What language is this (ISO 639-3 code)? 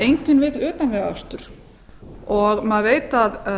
isl